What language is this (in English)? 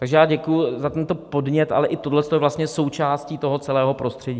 Czech